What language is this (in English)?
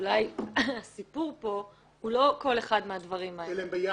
Hebrew